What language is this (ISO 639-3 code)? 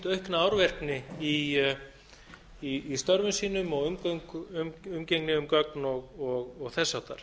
isl